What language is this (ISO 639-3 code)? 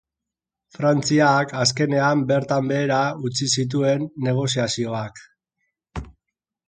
eus